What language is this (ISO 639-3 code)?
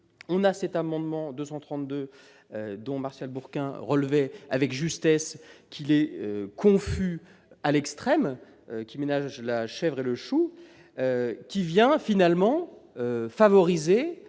fra